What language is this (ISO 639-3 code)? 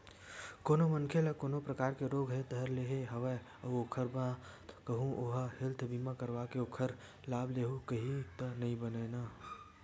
hne